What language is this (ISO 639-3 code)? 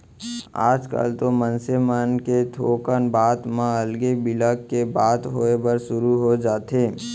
hne